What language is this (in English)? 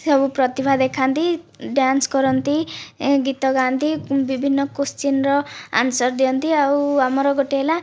Odia